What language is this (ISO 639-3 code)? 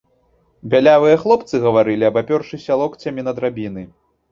bel